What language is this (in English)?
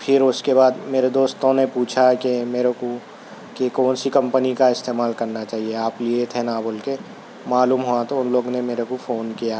Urdu